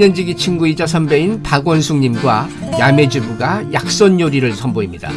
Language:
Korean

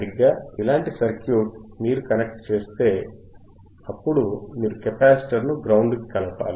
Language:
Telugu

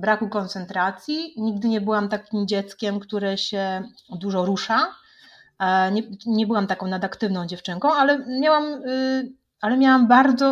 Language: Polish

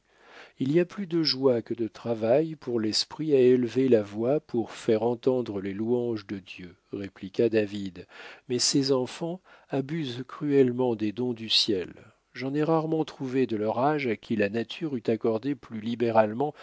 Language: French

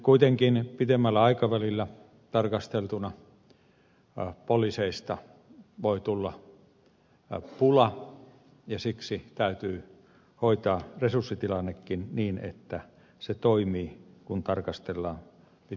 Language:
Finnish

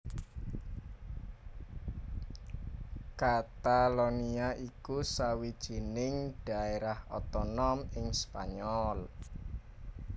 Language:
Javanese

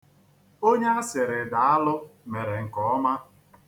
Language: Igbo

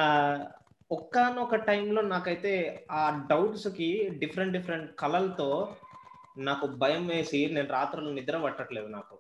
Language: Telugu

